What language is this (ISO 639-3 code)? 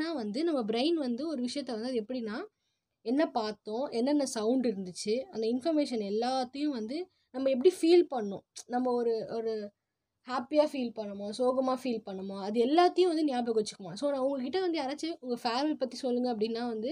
tam